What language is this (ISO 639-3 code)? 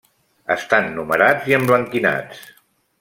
cat